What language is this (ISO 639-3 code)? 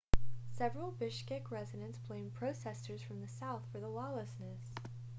eng